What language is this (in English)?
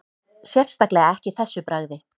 Icelandic